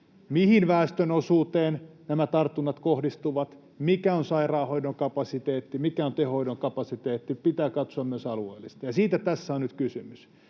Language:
Finnish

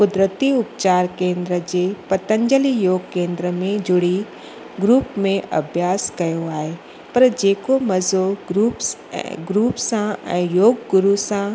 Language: Sindhi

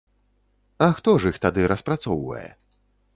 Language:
Belarusian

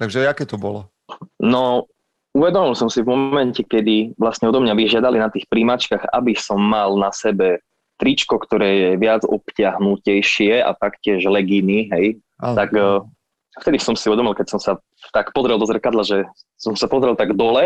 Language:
Slovak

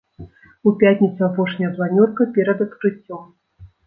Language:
Belarusian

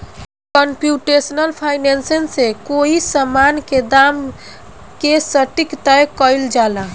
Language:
Bhojpuri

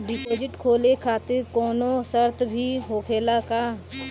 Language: Bhojpuri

